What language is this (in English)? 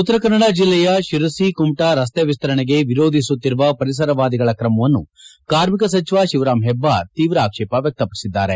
Kannada